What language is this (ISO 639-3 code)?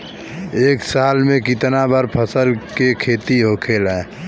bho